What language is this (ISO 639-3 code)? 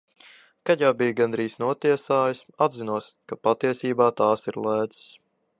lav